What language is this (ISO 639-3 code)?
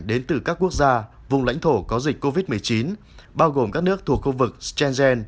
vie